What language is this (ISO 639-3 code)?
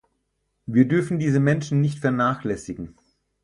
deu